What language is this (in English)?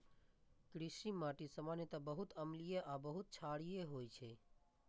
Maithili